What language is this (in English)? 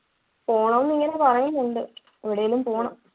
Malayalam